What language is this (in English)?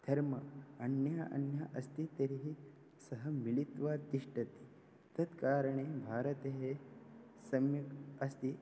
Sanskrit